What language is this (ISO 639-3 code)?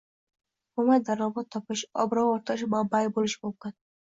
uzb